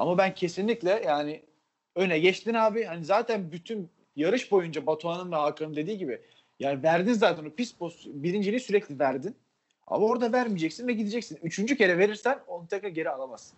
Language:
Turkish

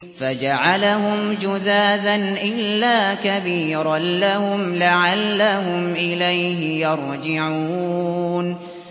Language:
Arabic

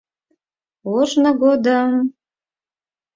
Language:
Mari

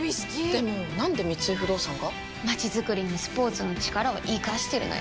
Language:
Japanese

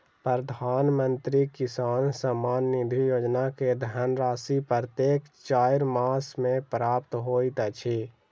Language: Maithili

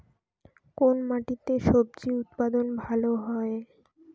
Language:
Bangla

